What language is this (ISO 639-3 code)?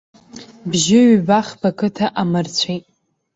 abk